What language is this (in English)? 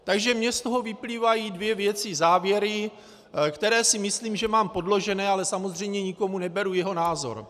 Czech